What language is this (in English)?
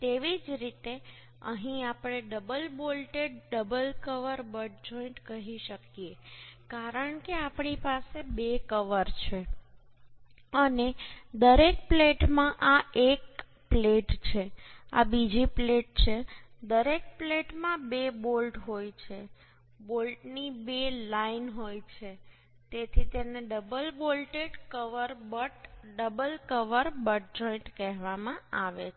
Gujarati